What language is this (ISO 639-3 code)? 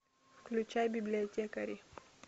rus